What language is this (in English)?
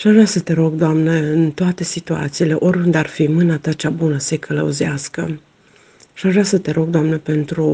Romanian